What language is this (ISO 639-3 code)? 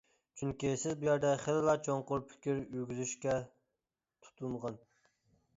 uig